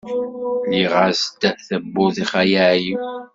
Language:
Kabyle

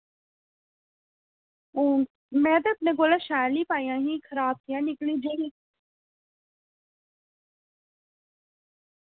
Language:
Dogri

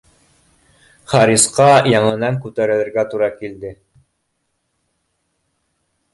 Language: Bashkir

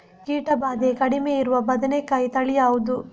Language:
Kannada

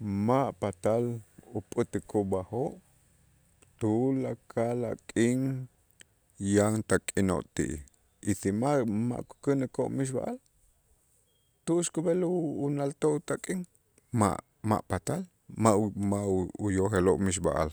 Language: Itzá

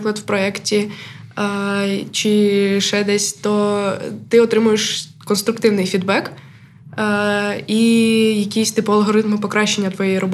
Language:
Ukrainian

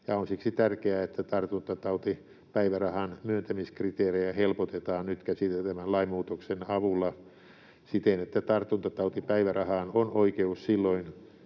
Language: Finnish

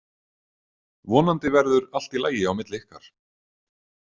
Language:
Icelandic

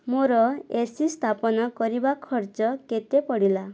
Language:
Odia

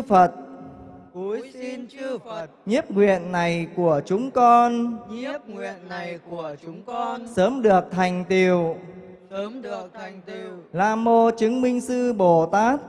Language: Vietnamese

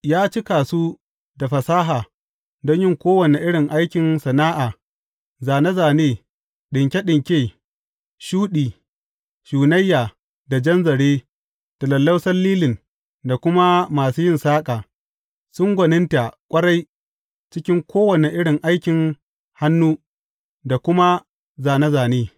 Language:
Hausa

